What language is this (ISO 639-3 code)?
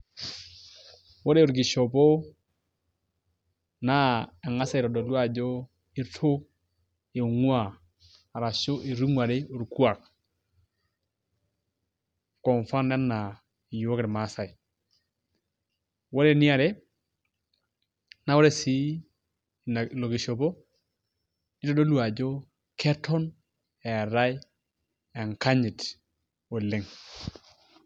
mas